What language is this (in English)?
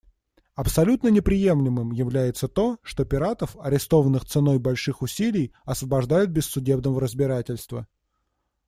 Russian